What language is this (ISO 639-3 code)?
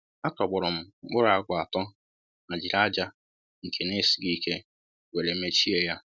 ibo